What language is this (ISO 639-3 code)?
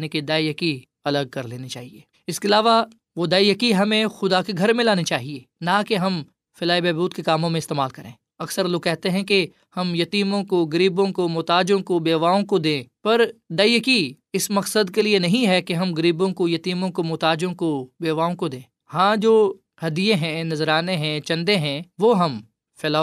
urd